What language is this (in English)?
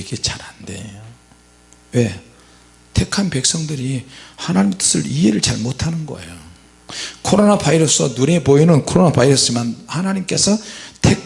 Korean